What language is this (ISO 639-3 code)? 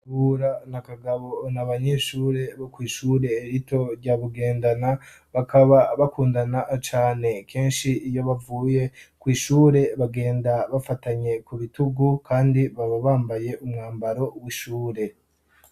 run